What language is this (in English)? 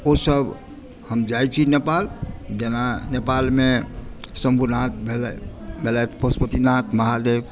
Maithili